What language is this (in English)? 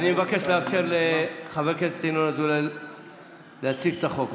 Hebrew